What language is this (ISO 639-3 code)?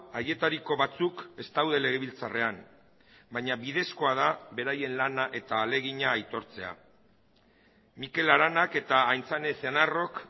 eus